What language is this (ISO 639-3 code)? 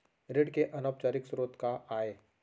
hne